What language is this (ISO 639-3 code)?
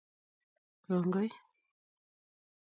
kln